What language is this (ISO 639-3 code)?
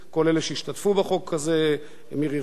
heb